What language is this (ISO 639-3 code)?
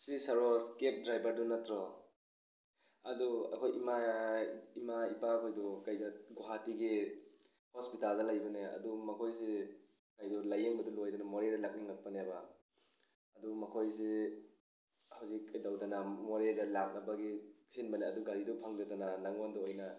mni